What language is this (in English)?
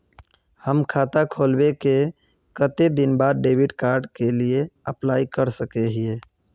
Magahi